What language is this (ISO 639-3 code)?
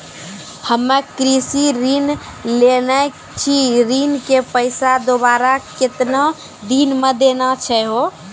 mai